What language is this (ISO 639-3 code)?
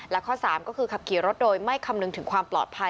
tha